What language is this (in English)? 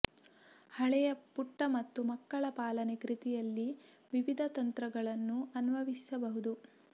Kannada